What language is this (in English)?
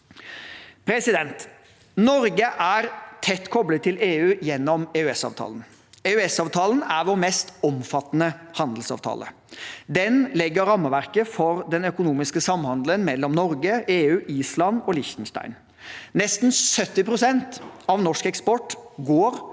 Norwegian